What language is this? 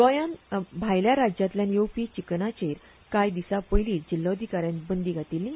Konkani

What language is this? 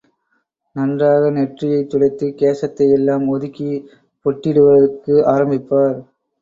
Tamil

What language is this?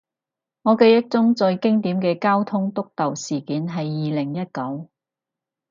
Cantonese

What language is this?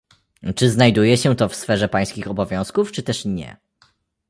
Polish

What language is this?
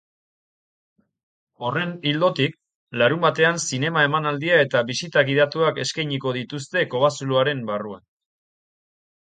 Basque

